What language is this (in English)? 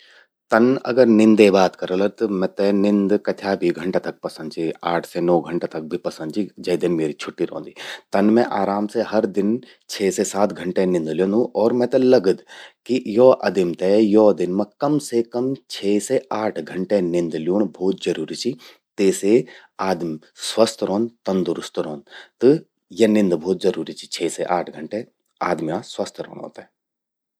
Garhwali